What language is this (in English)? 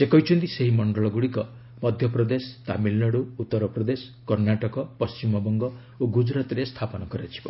Odia